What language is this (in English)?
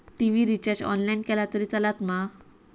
Marathi